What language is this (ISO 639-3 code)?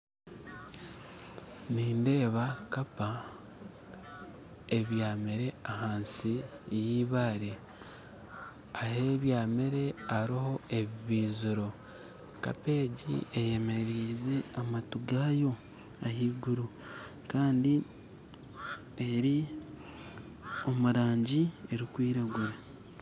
nyn